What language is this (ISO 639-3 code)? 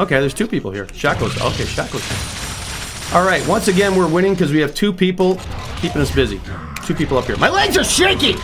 eng